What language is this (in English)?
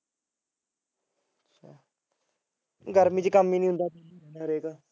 Punjabi